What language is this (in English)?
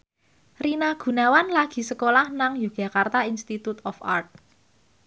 Javanese